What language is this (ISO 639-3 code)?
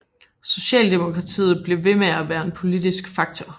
dan